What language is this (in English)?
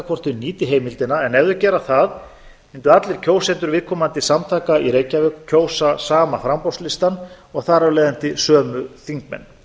Icelandic